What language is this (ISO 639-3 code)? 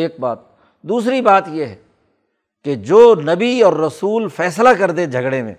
urd